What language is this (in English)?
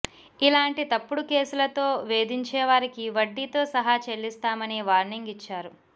Telugu